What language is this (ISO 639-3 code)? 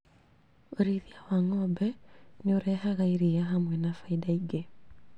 kik